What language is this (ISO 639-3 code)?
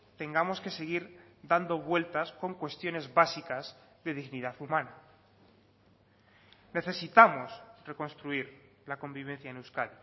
spa